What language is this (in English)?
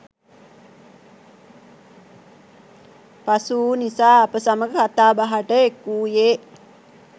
Sinhala